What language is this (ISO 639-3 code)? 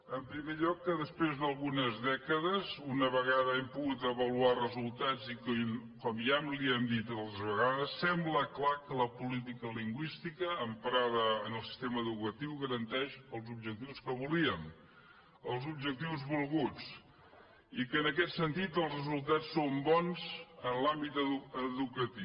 cat